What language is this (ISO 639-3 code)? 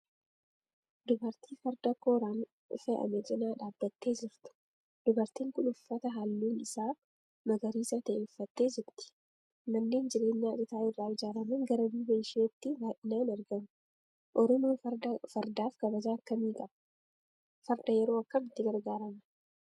orm